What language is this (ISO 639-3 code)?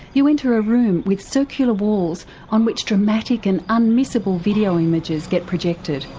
eng